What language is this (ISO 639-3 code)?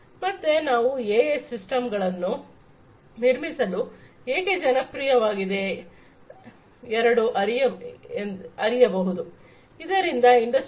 kan